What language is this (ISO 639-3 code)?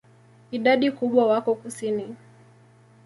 swa